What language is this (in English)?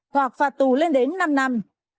Vietnamese